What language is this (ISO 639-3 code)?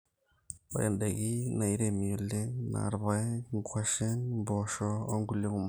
mas